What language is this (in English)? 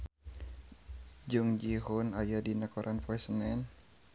Sundanese